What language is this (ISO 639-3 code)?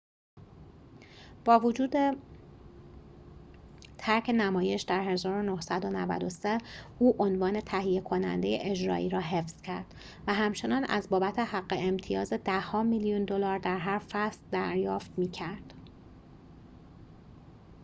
fas